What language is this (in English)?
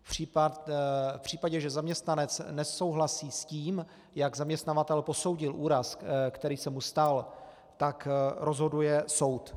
Czech